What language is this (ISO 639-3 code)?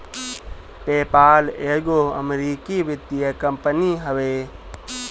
bho